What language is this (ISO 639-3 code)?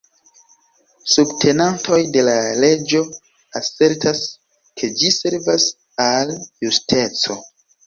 epo